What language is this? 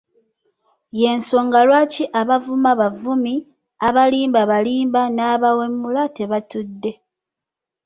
Ganda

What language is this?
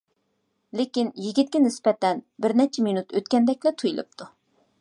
Uyghur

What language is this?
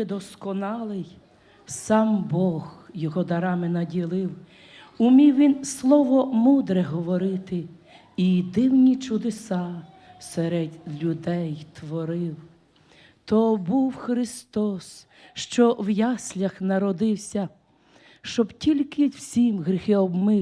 Ukrainian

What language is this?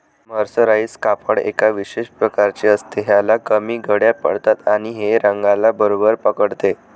Marathi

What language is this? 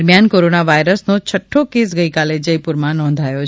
Gujarati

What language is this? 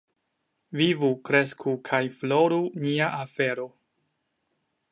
Esperanto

